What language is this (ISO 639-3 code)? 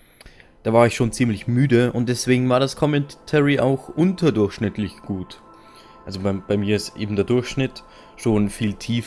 deu